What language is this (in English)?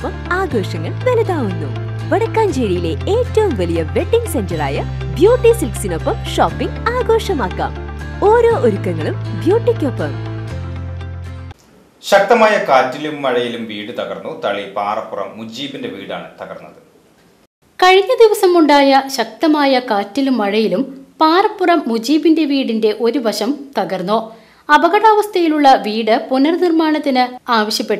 Malayalam